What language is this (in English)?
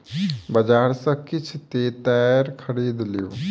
Maithili